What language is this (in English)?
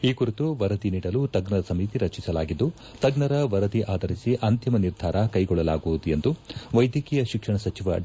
Kannada